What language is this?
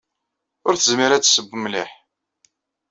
Kabyle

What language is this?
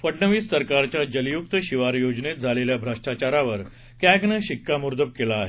Marathi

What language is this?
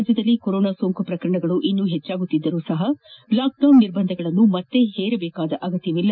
Kannada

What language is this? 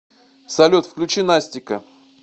Russian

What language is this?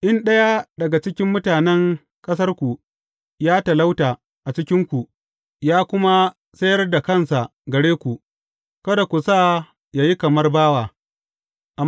Hausa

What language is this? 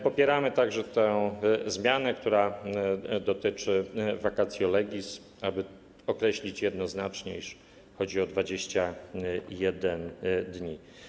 Polish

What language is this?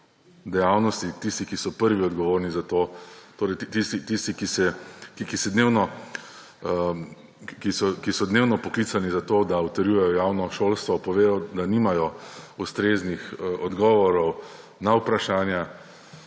Slovenian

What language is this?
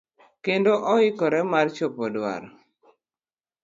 Luo (Kenya and Tanzania)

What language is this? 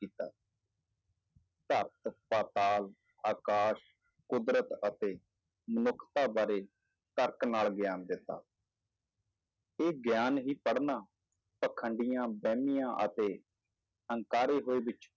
Punjabi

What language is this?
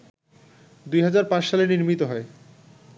Bangla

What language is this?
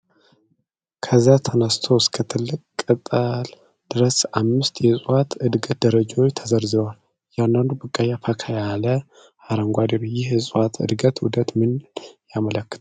Amharic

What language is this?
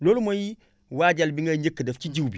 Wolof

